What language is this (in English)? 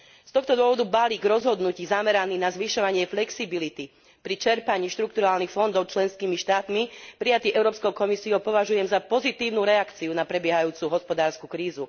Slovak